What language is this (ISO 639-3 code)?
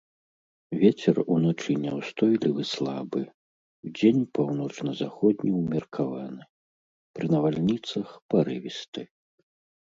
bel